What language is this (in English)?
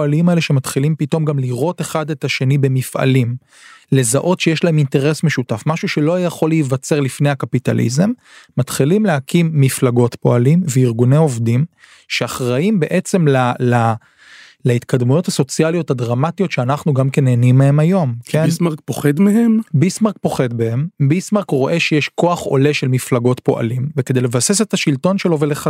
Hebrew